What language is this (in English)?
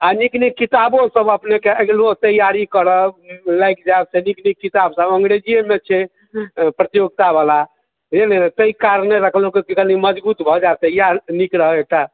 Maithili